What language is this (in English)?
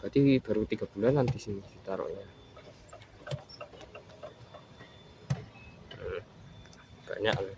Indonesian